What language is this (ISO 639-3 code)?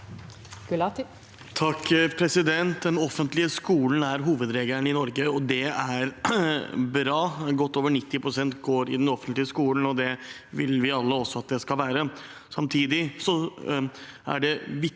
nor